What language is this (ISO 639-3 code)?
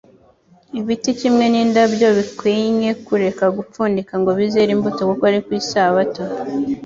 kin